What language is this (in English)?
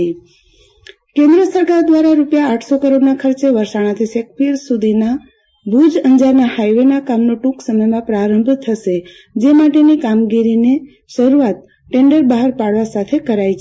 Gujarati